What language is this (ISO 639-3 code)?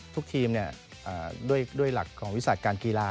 tha